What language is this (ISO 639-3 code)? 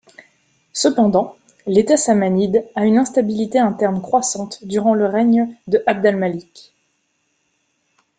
fra